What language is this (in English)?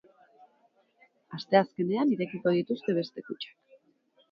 Basque